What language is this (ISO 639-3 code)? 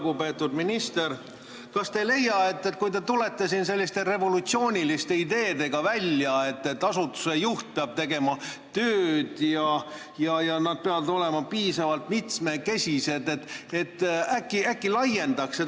est